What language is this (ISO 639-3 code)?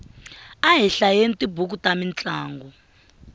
tso